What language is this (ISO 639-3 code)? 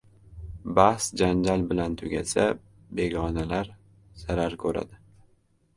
uzb